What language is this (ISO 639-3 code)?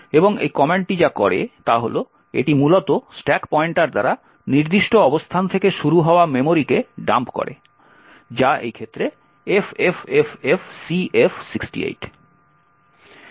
ben